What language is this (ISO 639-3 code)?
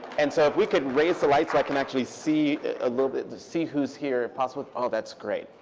eng